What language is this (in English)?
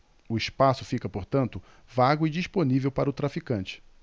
Portuguese